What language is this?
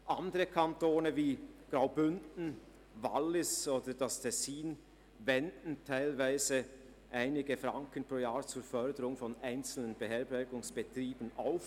Swiss German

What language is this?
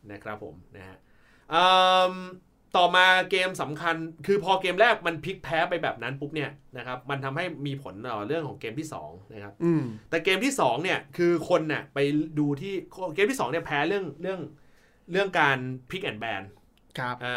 Thai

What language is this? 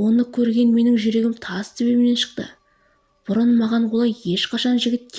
Turkish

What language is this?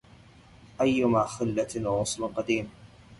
Arabic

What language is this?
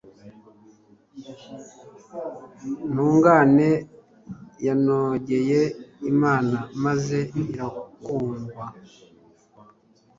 Kinyarwanda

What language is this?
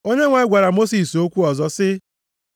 Igbo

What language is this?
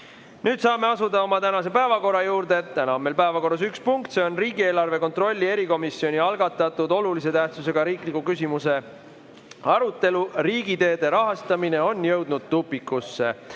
Estonian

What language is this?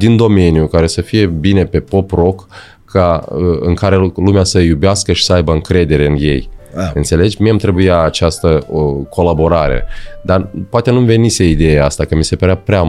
Romanian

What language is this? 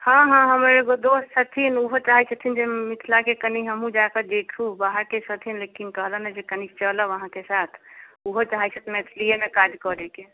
Maithili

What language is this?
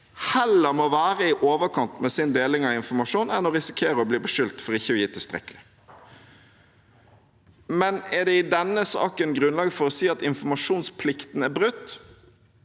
Norwegian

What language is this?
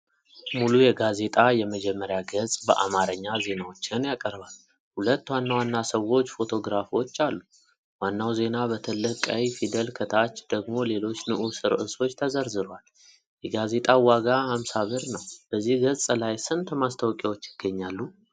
Amharic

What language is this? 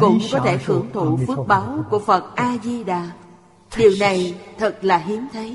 Vietnamese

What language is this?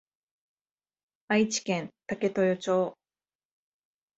Japanese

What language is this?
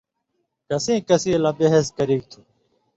Indus Kohistani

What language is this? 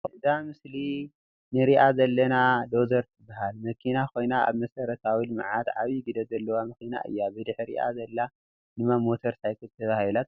Tigrinya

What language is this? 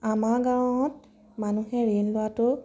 Assamese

